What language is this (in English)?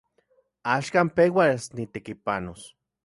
Central Puebla Nahuatl